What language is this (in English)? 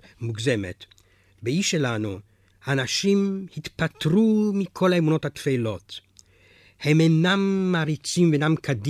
Hebrew